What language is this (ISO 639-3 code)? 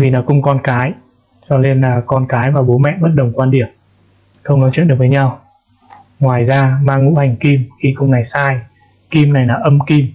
vie